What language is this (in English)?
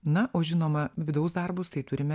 Lithuanian